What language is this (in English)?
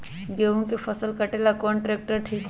Magahi